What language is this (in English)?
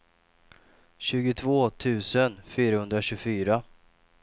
Swedish